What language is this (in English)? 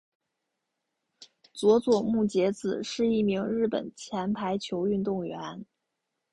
Chinese